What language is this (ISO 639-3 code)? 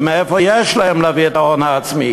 heb